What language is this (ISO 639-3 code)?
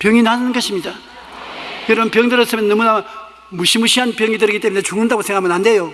kor